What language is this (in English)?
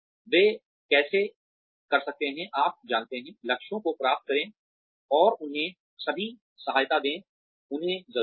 Hindi